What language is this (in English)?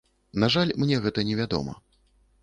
Belarusian